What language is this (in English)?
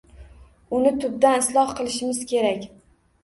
Uzbek